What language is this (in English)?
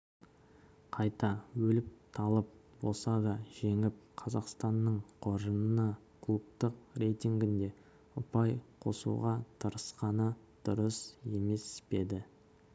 Kazakh